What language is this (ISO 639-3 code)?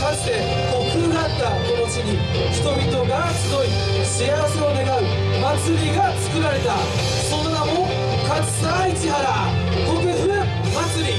jpn